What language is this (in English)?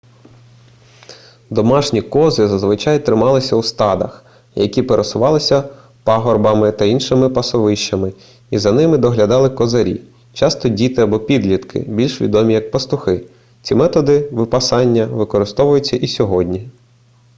Ukrainian